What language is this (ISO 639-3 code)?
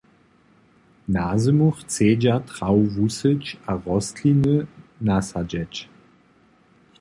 hsb